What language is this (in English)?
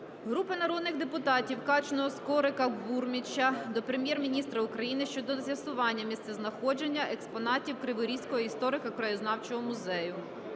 Ukrainian